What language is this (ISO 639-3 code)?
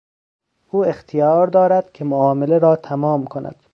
fas